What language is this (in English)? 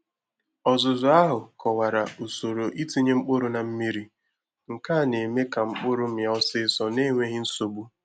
Igbo